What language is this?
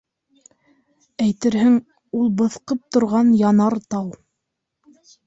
Bashkir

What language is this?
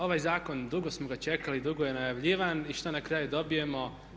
Croatian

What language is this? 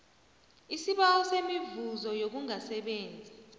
South Ndebele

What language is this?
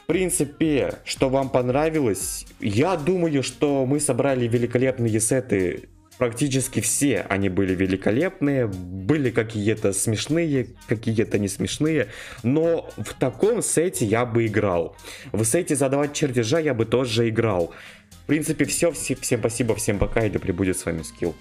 Russian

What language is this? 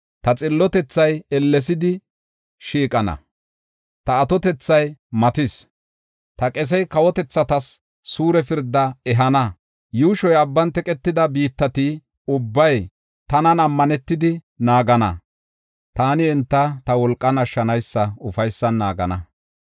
Gofa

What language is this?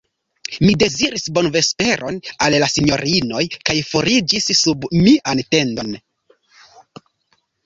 Esperanto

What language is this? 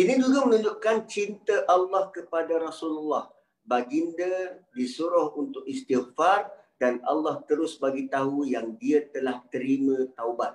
Malay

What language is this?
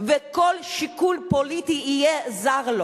Hebrew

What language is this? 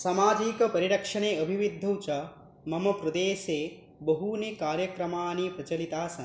Sanskrit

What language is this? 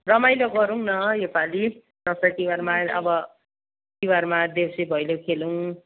Nepali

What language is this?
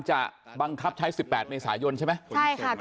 Thai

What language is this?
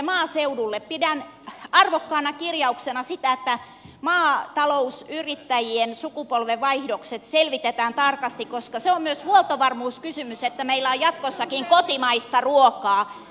Finnish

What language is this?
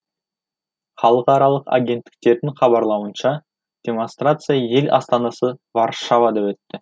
Kazakh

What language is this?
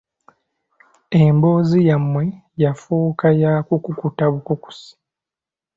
Ganda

